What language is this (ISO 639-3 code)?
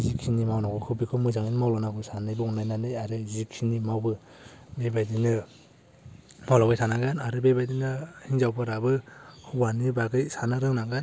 brx